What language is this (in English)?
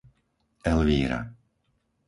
Slovak